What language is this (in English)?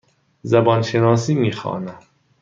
Persian